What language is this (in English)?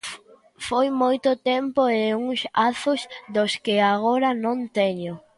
Galician